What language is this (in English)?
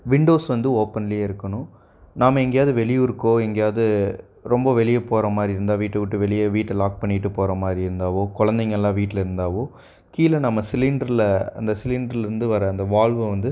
Tamil